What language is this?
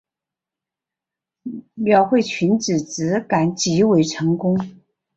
Chinese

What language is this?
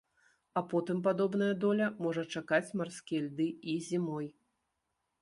Belarusian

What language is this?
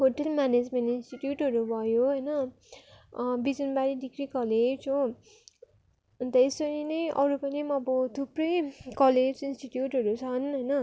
Nepali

